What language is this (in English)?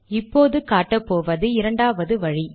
Tamil